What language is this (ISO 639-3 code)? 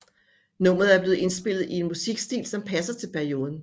dan